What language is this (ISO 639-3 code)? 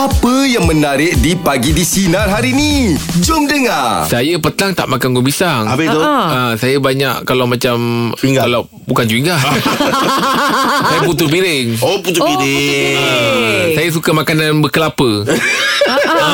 msa